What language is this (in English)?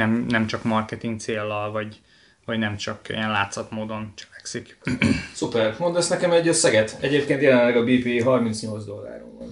Hungarian